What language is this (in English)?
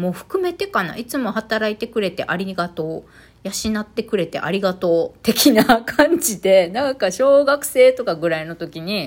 Japanese